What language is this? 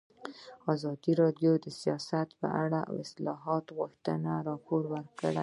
Pashto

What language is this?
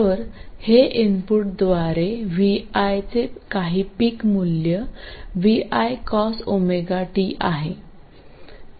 Marathi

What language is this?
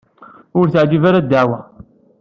Kabyle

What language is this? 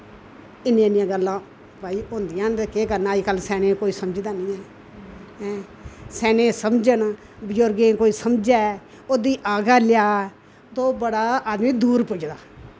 Dogri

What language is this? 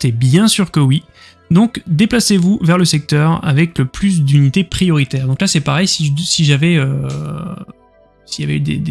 French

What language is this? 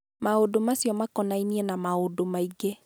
Kikuyu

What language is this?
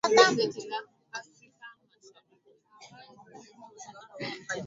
Swahili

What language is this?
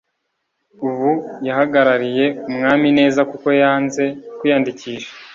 Kinyarwanda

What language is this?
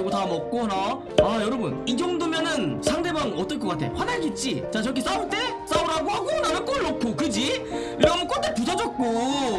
Korean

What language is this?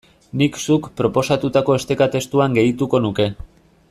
Basque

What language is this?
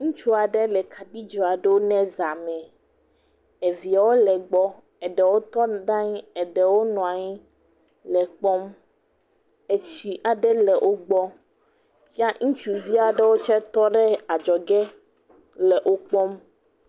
Ewe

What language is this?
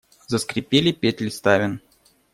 Russian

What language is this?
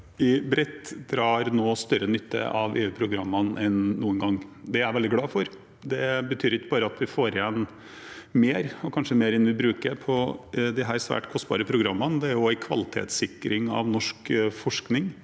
Norwegian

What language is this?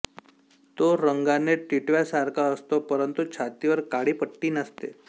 Marathi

